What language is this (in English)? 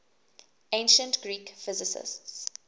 English